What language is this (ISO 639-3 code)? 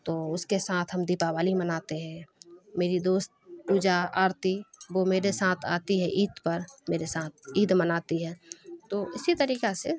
urd